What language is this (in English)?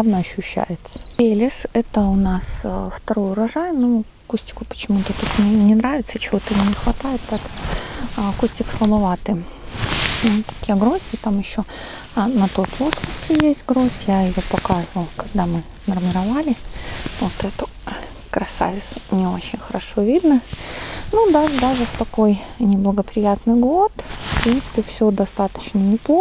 Russian